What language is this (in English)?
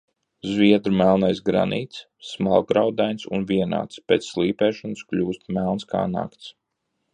Latvian